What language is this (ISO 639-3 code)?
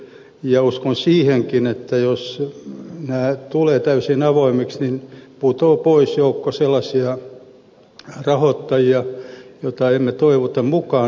fin